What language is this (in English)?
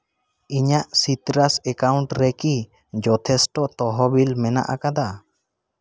Santali